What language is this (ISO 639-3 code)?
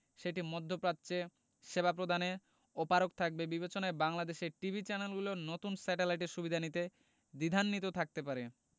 ben